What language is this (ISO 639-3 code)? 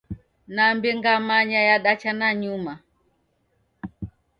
dav